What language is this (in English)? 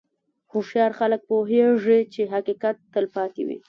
Pashto